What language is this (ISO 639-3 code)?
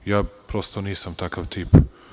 srp